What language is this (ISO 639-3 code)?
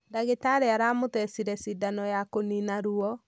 kik